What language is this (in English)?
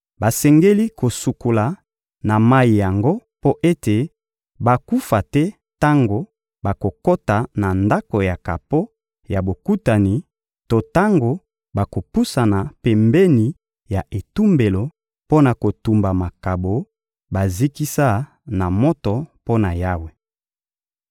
Lingala